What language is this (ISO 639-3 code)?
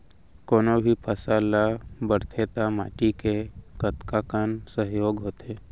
hne